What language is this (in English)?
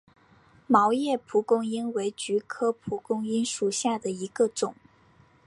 Chinese